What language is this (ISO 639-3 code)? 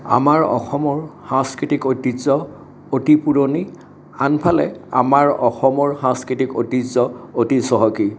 asm